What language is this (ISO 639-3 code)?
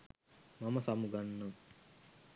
sin